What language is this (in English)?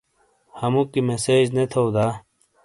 Shina